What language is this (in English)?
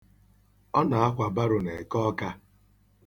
Igbo